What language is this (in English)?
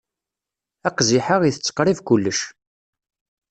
Kabyle